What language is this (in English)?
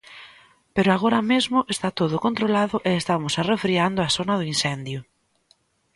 Galician